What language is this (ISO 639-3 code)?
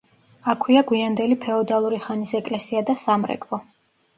kat